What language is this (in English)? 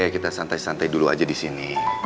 Indonesian